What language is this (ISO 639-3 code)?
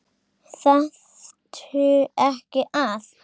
isl